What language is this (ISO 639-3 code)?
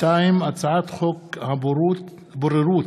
heb